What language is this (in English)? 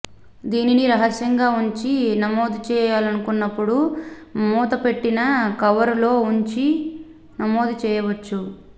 Telugu